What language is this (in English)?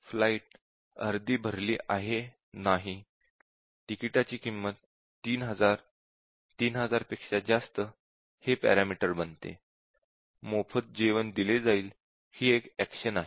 Marathi